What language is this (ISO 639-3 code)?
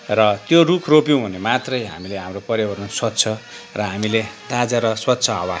nep